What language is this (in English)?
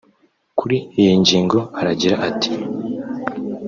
Kinyarwanda